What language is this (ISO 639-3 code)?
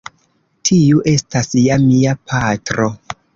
epo